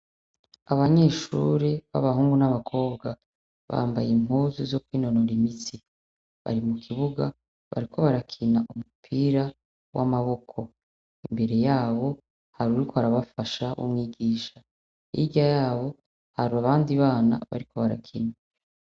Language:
Rundi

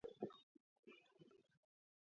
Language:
Georgian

